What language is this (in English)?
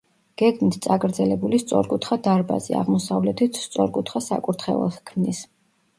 Georgian